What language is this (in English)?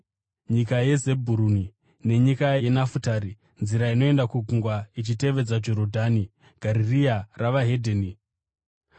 Shona